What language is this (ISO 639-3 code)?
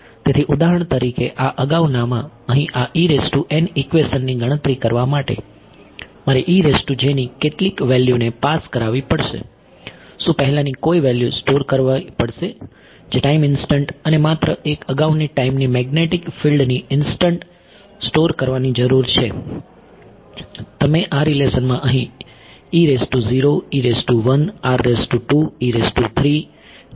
guj